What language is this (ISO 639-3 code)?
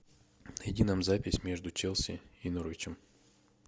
rus